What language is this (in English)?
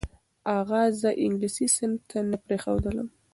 Pashto